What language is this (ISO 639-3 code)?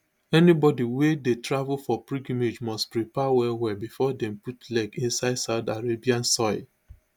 pcm